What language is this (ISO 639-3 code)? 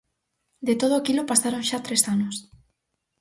glg